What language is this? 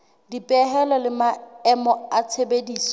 Southern Sotho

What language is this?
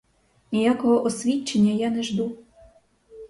Ukrainian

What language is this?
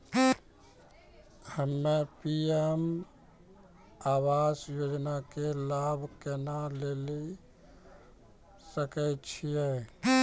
Maithili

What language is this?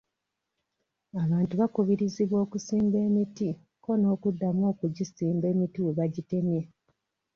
Ganda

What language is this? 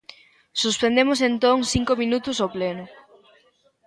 Galician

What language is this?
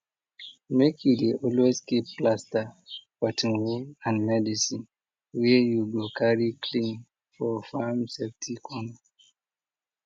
Nigerian Pidgin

